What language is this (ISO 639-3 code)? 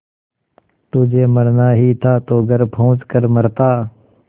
hin